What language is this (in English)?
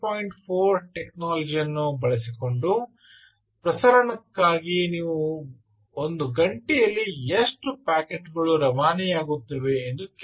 Kannada